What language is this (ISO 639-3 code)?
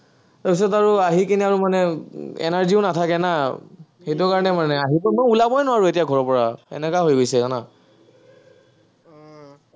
asm